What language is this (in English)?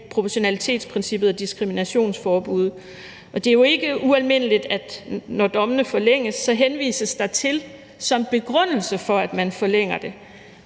Danish